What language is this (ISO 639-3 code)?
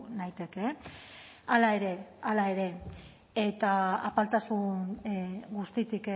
eus